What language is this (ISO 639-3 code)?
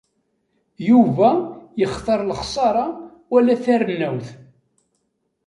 kab